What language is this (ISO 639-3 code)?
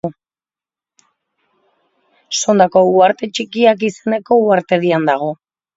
eus